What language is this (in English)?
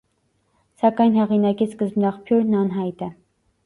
Armenian